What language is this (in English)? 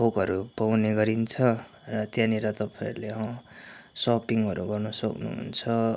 Nepali